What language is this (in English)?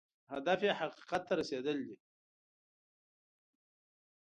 Pashto